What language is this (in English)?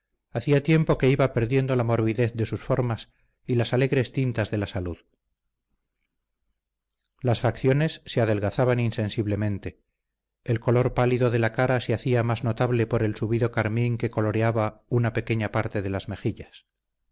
Spanish